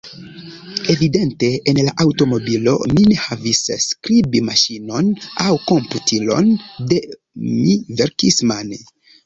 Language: Esperanto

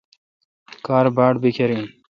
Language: Kalkoti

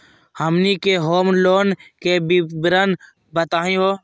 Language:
Magahi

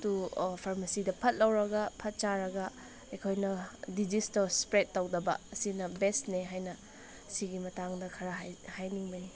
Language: Manipuri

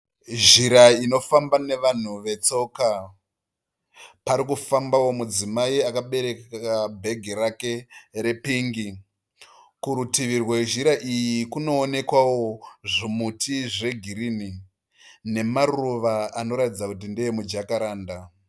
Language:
Shona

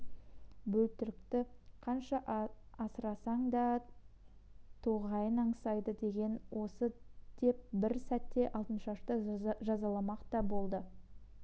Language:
Kazakh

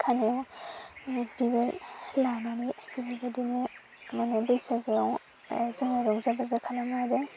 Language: Bodo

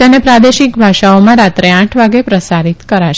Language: Gujarati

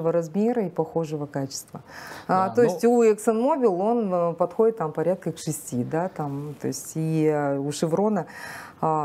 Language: Russian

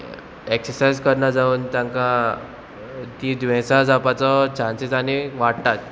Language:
Konkani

